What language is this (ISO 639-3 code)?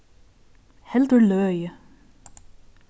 fao